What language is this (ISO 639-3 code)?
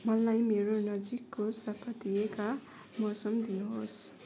nep